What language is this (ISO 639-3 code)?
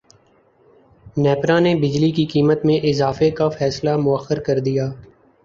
urd